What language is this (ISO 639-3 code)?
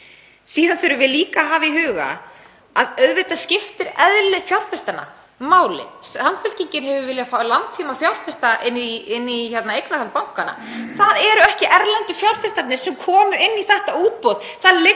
isl